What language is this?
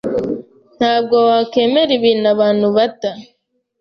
Kinyarwanda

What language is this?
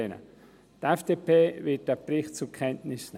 Swiss German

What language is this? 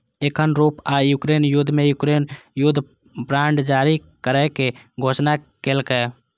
Maithili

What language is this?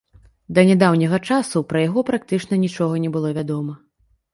Belarusian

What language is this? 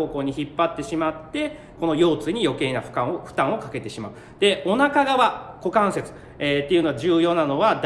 Japanese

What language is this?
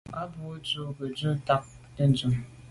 Medumba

